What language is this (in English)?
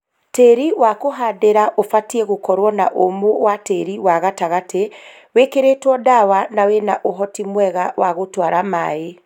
Kikuyu